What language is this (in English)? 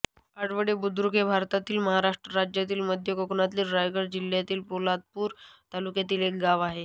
Marathi